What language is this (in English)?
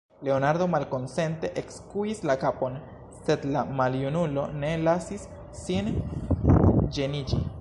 Esperanto